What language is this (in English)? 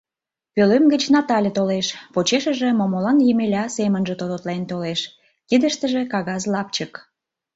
Mari